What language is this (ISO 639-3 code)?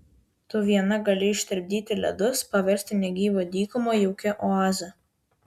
lit